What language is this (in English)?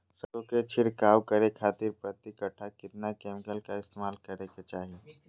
Magahi